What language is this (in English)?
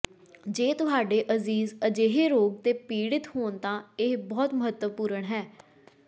Punjabi